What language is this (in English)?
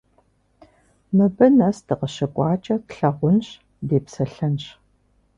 Kabardian